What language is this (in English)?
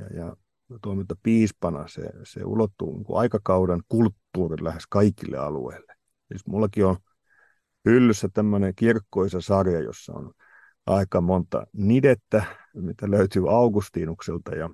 Finnish